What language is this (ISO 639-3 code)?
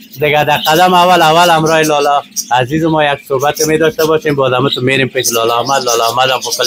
fas